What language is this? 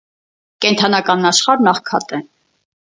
Armenian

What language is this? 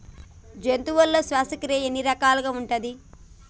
Telugu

